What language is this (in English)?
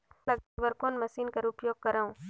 Chhattisgarhi